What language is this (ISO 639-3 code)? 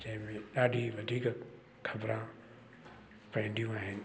snd